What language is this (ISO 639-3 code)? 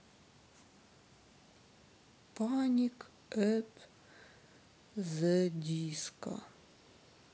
rus